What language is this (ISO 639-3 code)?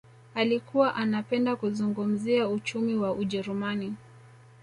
swa